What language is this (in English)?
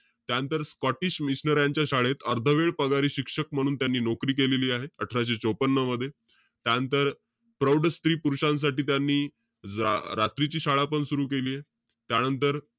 Marathi